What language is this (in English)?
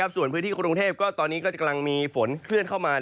Thai